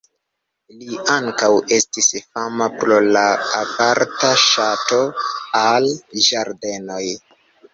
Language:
Esperanto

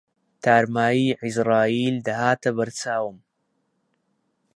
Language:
Central Kurdish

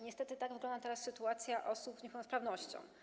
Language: Polish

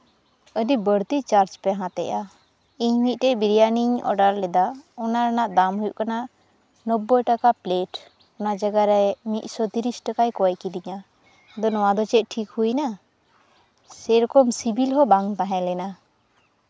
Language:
Santali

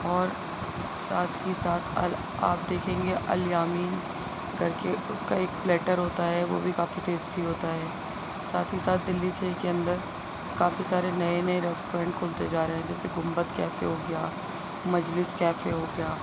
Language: Urdu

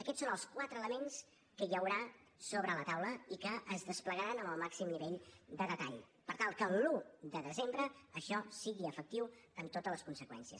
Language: Catalan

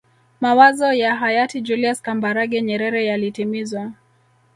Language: Swahili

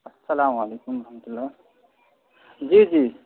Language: Urdu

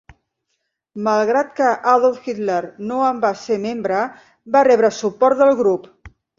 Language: Catalan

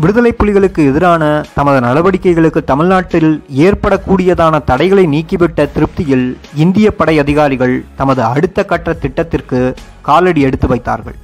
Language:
Tamil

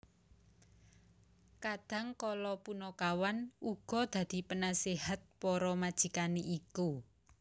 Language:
Javanese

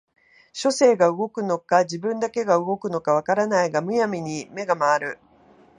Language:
Japanese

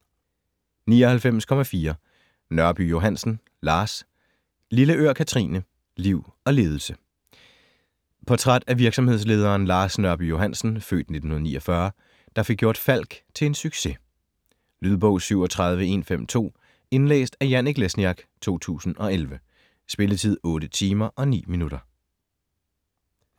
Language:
Danish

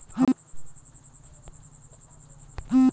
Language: Maithili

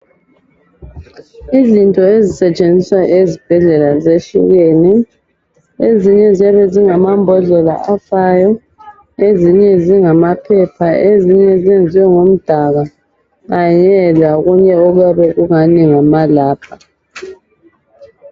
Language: North Ndebele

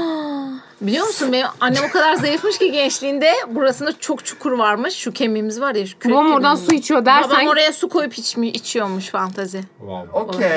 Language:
Turkish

